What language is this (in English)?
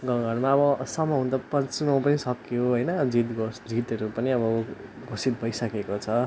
Nepali